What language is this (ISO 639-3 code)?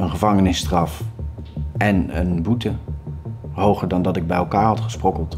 nld